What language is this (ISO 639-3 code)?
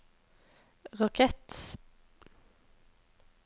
nor